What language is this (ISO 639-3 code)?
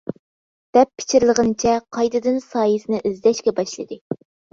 uig